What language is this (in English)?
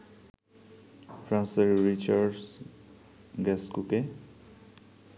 Bangla